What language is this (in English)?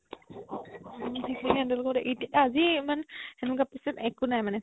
Assamese